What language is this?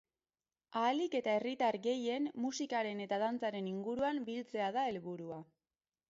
Basque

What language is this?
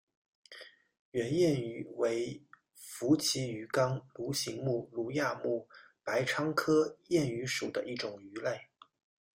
Chinese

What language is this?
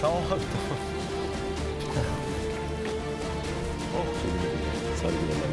Turkish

